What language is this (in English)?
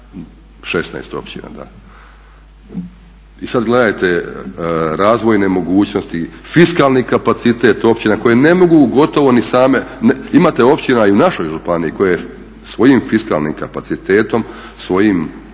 Croatian